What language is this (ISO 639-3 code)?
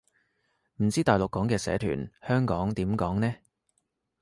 yue